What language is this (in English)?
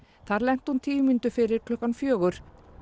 Icelandic